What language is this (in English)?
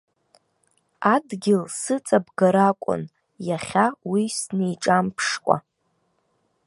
Abkhazian